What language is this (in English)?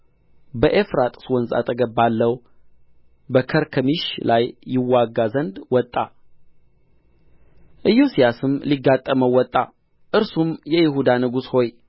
Amharic